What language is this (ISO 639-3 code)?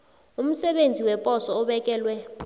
nbl